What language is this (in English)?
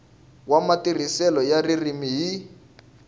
Tsonga